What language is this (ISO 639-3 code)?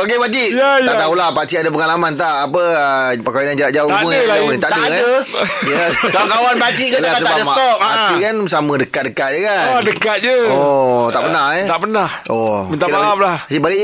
msa